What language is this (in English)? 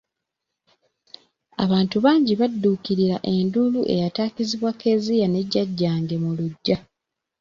Ganda